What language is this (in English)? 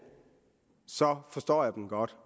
Danish